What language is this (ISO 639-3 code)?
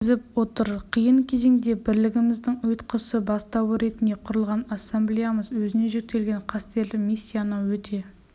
kaz